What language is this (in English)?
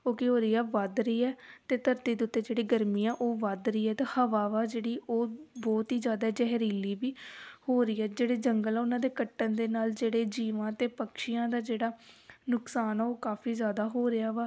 Punjabi